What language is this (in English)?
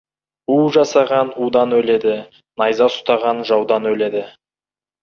Kazakh